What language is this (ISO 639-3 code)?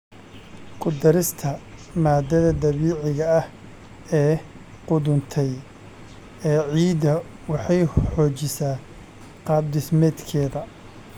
som